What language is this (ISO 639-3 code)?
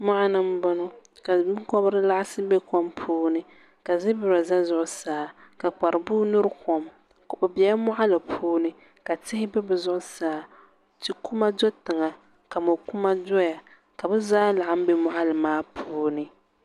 dag